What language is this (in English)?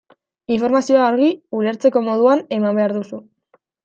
Basque